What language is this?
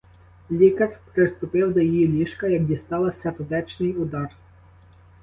Ukrainian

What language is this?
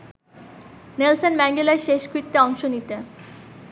Bangla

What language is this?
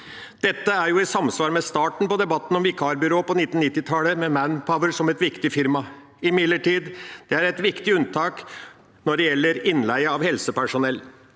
Norwegian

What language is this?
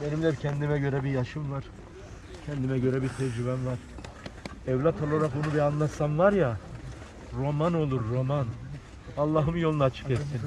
Turkish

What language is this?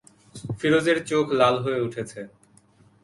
Bangla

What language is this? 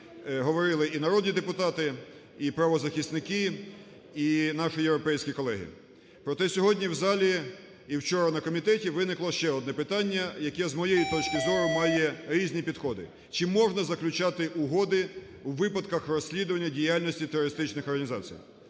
Ukrainian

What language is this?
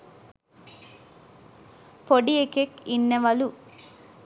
Sinhala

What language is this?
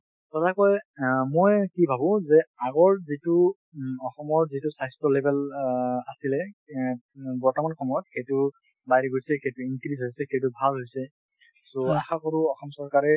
Assamese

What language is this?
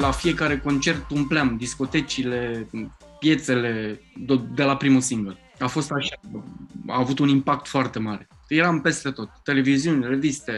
Romanian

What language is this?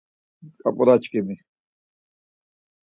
Laz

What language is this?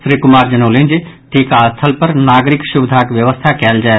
Maithili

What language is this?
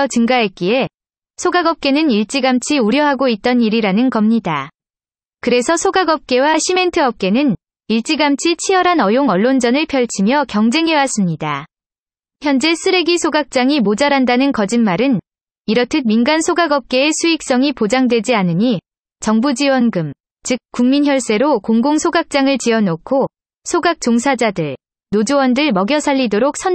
Korean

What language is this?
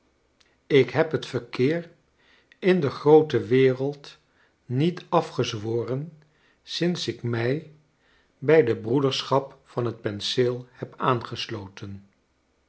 Dutch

